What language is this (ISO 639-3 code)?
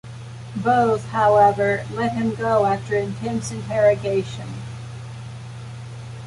eng